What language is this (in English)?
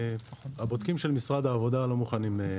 Hebrew